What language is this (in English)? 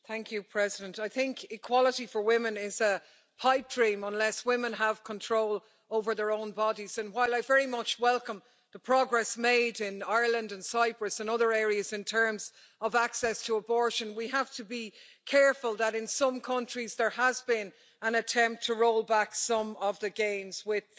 English